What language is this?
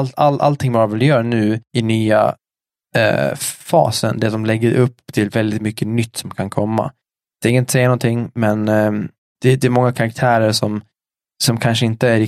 Swedish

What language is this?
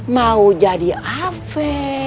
Indonesian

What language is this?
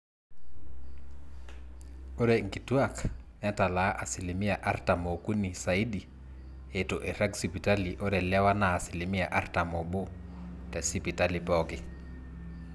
Masai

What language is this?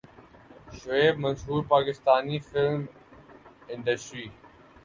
Urdu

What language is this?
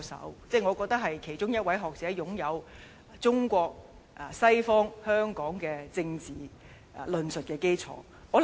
Cantonese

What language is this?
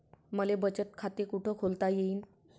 Marathi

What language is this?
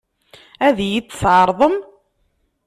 Kabyle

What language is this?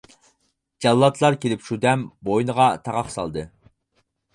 Uyghur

